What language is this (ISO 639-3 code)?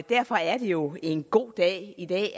dan